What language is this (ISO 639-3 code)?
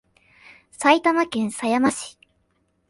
jpn